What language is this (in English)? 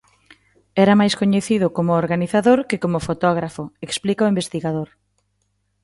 Galician